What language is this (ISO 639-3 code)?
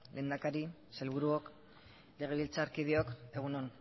eus